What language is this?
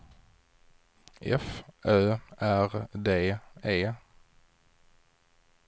Swedish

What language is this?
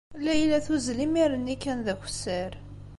Kabyle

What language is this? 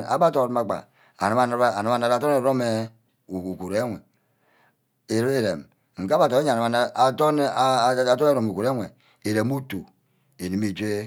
Ubaghara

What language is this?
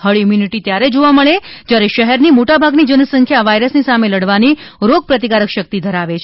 Gujarati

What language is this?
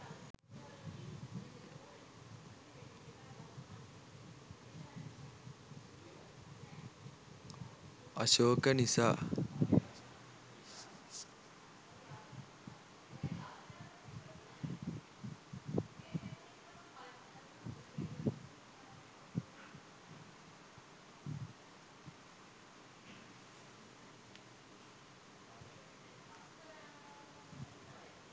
Sinhala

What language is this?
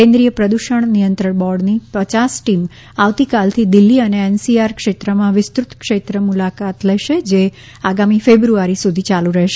Gujarati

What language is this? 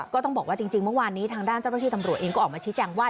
Thai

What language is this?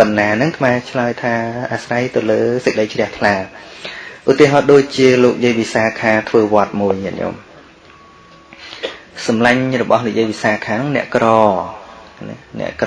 Vietnamese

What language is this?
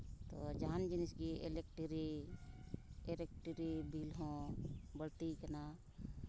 Santali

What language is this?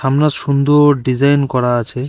Bangla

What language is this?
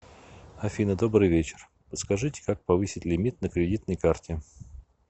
Russian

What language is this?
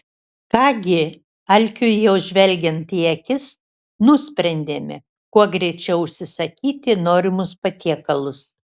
Lithuanian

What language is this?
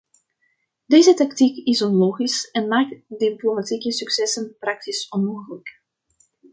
Dutch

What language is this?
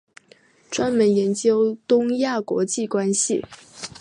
Chinese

